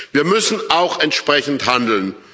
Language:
German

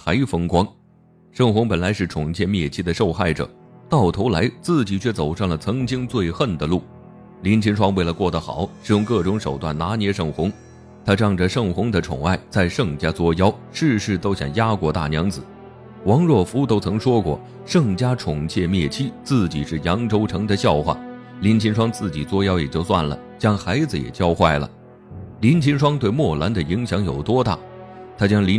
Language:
Chinese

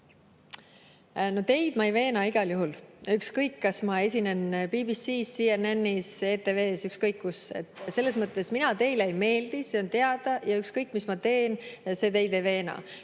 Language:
Estonian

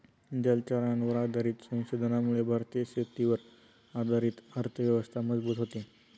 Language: Marathi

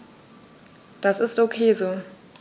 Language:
German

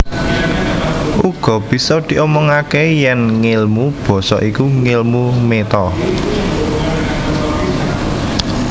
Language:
Javanese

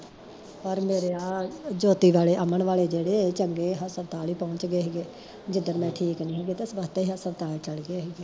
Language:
Punjabi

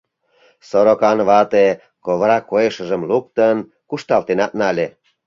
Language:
Mari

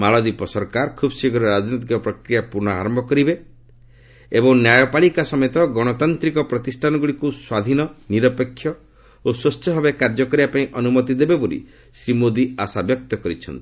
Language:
Odia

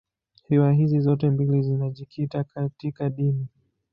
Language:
Swahili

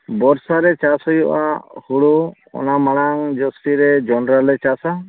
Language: Santali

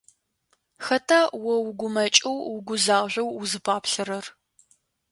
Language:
Adyghe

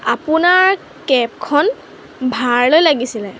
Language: Assamese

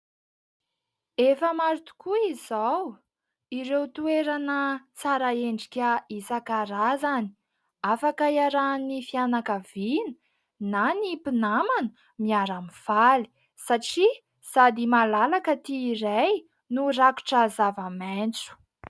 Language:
Malagasy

